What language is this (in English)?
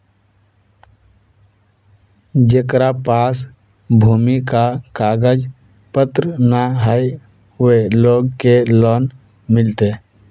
Magahi